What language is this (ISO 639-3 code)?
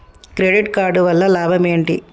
tel